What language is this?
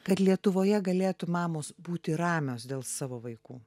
Lithuanian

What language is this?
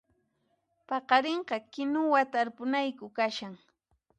Puno Quechua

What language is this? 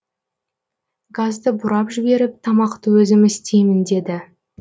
Kazakh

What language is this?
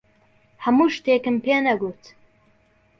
Central Kurdish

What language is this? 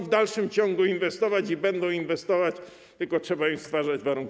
Polish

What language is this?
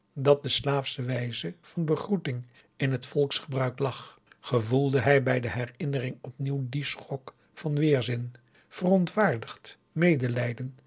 Dutch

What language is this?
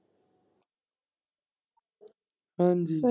Punjabi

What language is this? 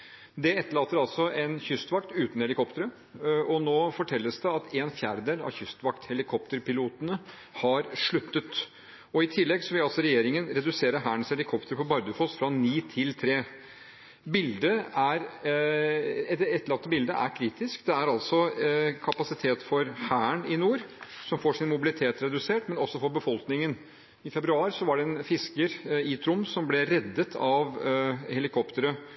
Norwegian Bokmål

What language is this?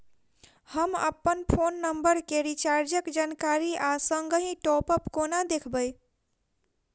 Maithili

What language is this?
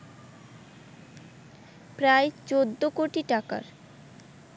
Bangla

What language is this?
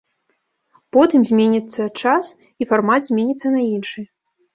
Belarusian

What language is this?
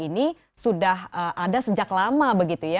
Indonesian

